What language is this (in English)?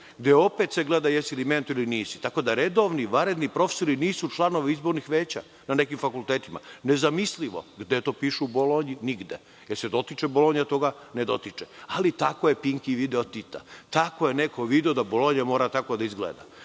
Serbian